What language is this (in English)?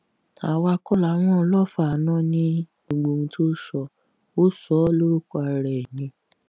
Yoruba